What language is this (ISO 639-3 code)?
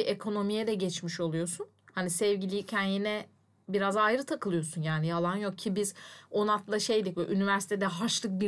tur